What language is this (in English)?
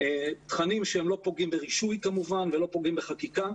Hebrew